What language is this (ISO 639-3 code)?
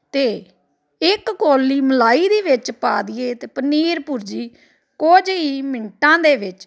pan